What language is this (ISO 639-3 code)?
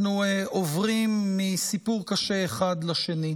heb